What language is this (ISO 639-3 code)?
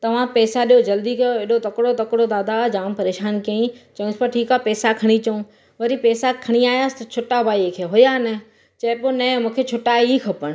snd